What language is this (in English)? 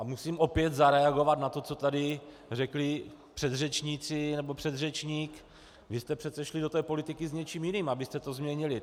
Czech